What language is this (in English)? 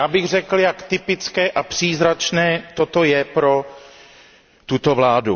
Czech